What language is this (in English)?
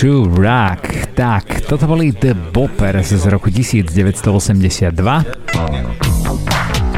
Slovak